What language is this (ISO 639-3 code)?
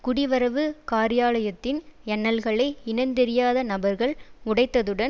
tam